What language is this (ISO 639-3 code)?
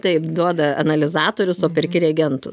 lit